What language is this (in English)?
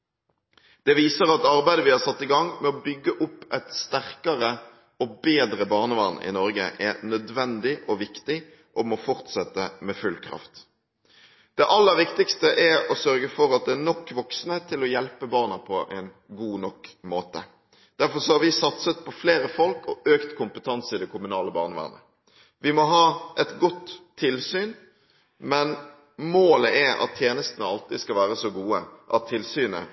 Norwegian Bokmål